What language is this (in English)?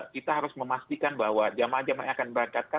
Indonesian